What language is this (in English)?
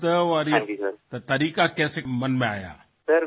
Assamese